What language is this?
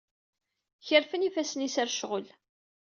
Kabyle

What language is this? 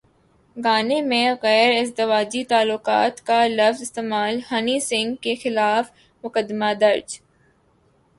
Urdu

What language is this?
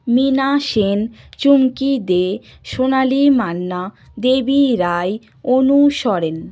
Bangla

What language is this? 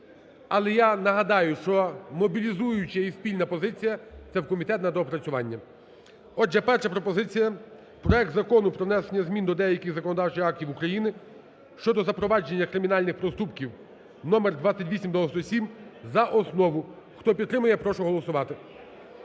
Ukrainian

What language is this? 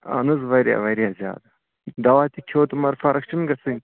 Kashmiri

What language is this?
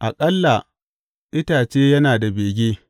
Hausa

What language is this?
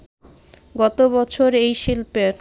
Bangla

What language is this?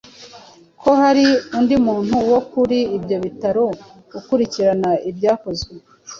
Kinyarwanda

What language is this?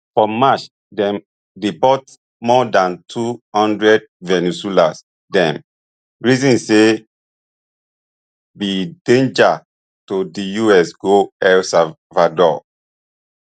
Nigerian Pidgin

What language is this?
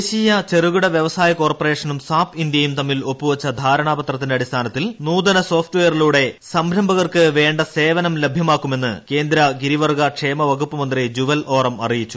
Malayalam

